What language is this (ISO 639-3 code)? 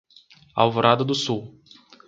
por